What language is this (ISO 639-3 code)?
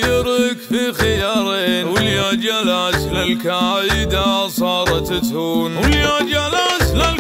ara